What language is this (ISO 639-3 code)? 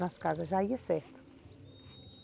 por